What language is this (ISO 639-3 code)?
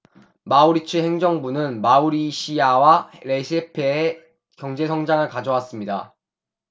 kor